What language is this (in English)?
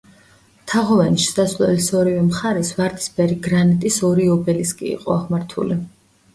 Georgian